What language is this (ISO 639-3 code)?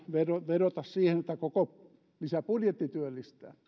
fin